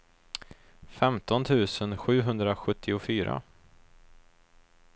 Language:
Swedish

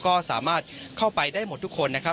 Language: Thai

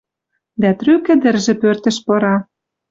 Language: Western Mari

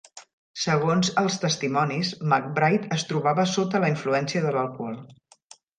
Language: Catalan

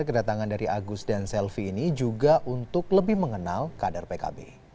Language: Indonesian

